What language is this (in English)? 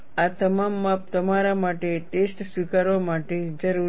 Gujarati